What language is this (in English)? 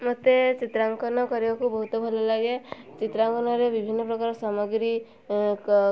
Odia